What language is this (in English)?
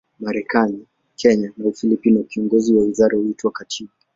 Swahili